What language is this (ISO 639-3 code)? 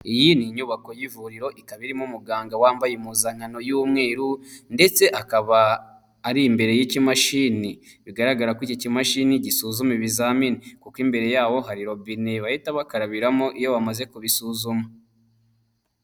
kin